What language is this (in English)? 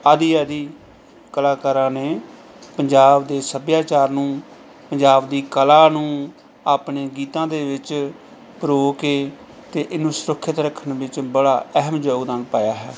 Punjabi